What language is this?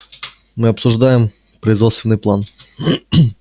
Russian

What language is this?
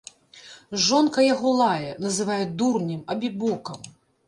Belarusian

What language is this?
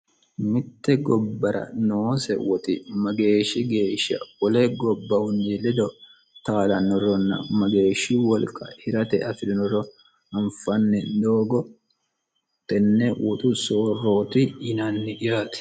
Sidamo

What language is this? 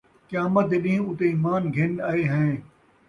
Saraiki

